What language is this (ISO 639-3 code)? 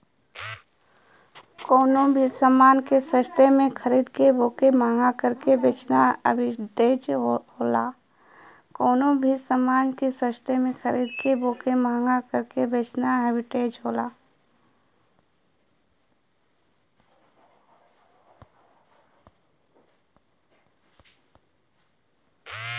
bho